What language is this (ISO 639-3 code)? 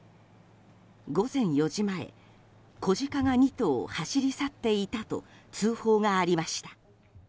jpn